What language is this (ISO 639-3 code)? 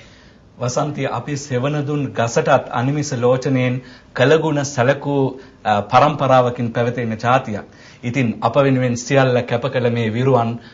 ind